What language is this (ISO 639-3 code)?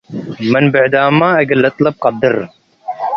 tig